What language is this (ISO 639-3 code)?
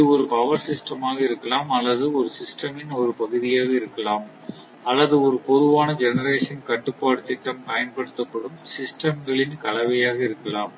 tam